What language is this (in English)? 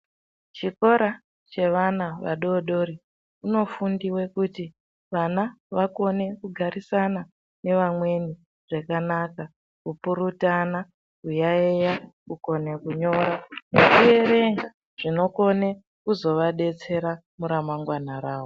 Ndau